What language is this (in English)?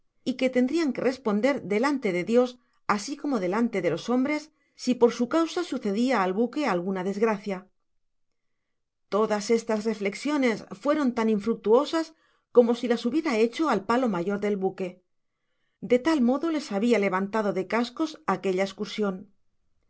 Spanish